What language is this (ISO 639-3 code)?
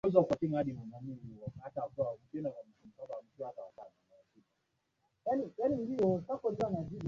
swa